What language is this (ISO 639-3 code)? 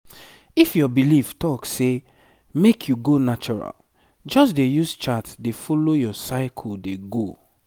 pcm